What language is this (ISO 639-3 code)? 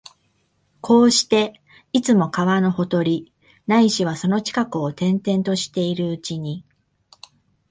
jpn